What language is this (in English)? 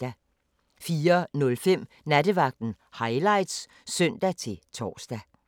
Danish